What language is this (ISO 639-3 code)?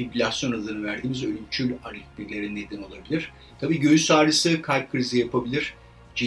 tur